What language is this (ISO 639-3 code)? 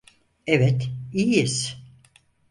tur